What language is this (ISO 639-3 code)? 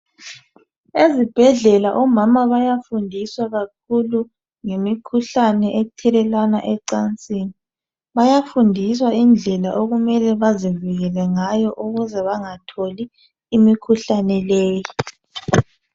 nde